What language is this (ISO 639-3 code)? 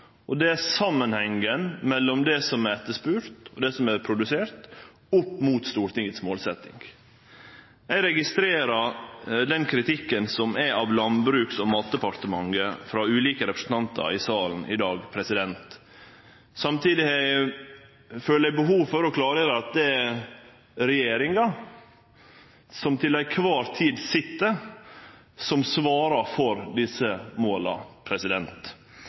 nno